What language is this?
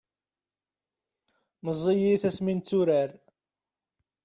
Kabyle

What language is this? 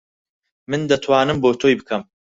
Central Kurdish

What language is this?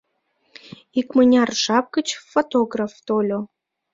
Mari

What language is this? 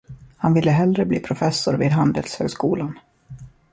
Swedish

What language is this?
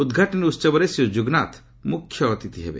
Odia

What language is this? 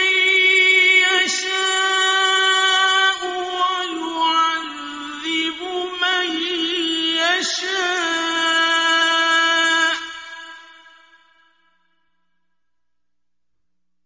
Arabic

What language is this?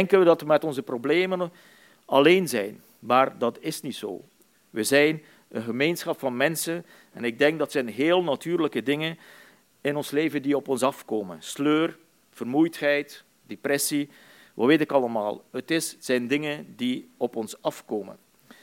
Dutch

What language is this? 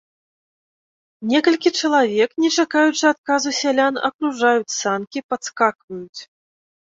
Belarusian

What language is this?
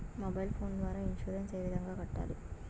Telugu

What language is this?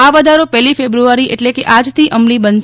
Gujarati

